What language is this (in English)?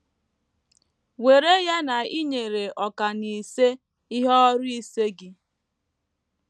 Igbo